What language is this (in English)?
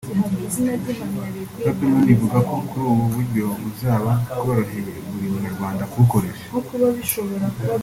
Kinyarwanda